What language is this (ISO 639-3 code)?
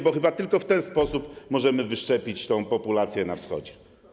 pol